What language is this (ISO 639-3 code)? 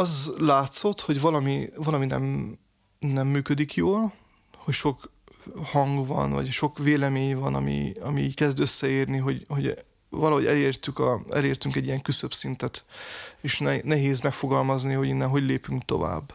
hun